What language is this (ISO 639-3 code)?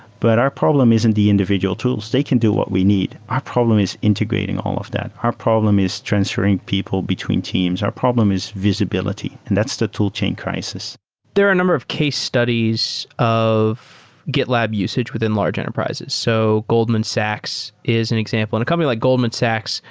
eng